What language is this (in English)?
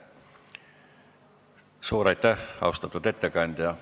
Estonian